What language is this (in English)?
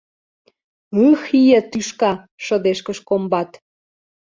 Mari